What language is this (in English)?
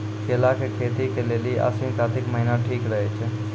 Maithili